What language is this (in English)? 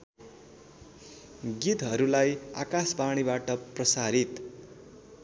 Nepali